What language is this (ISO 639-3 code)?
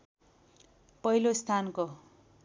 nep